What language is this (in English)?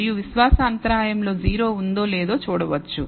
Telugu